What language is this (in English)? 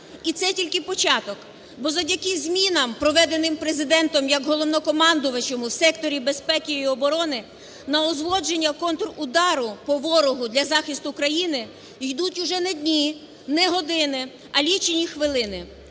Ukrainian